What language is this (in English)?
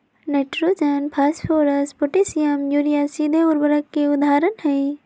Magahi